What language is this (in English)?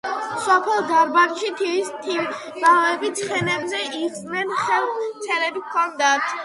Georgian